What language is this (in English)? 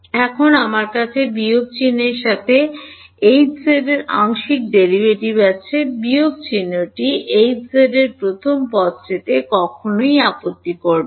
Bangla